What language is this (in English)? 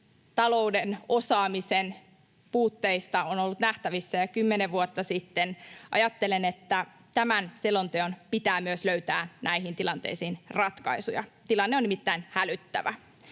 Finnish